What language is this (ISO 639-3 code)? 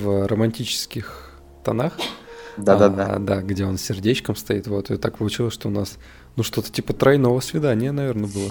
rus